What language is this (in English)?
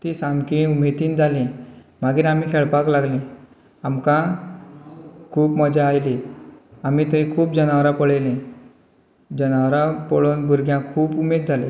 Konkani